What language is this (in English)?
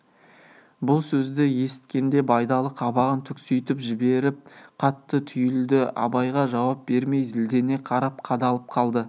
Kazakh